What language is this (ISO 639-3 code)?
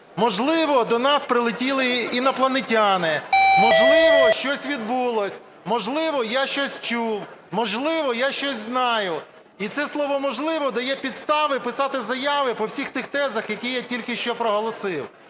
ukr